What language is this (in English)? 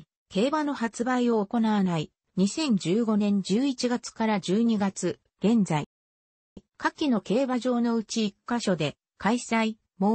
Japanese